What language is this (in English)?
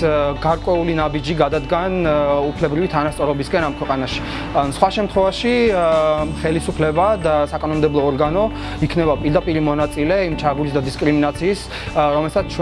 Georgian